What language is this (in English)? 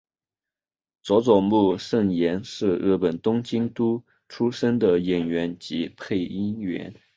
Chinese